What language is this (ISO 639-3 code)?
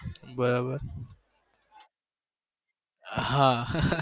guj